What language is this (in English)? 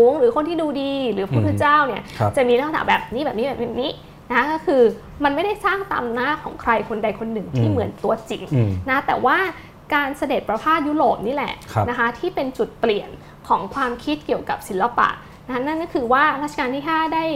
Thai